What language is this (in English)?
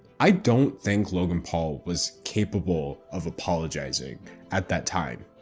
English